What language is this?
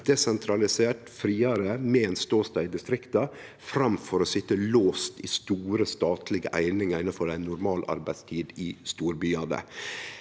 Norwegian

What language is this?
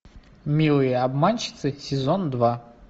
Russian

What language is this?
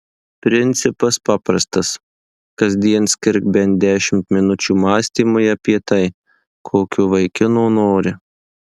Lithuanian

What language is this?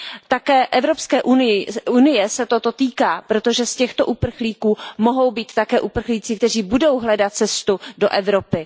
Czech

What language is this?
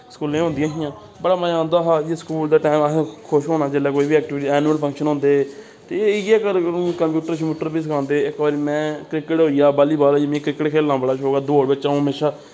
Dogri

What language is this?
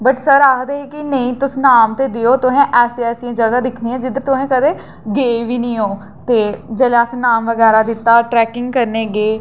Dogri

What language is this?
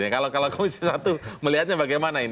Indonesian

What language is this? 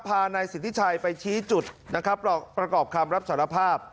Thai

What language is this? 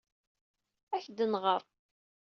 Kabyle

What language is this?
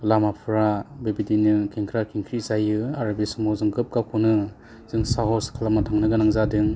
Bodo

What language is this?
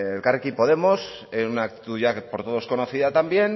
Spanish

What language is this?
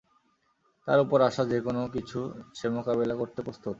Bangla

